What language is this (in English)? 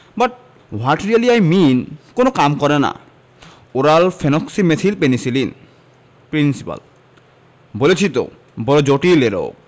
Bangla